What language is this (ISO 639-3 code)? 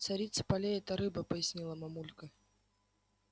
rus